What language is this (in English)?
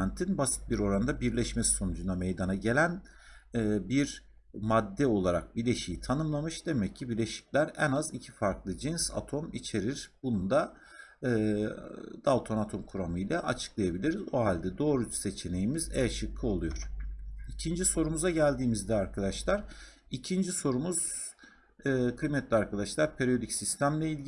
Turkish